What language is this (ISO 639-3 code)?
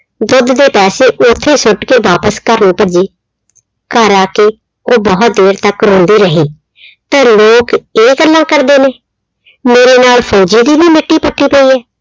pan